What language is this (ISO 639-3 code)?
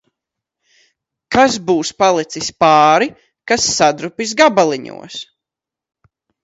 lav